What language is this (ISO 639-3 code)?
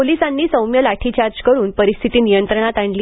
mar